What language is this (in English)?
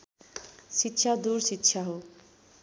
Nepali